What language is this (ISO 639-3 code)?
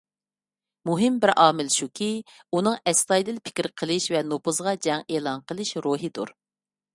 uig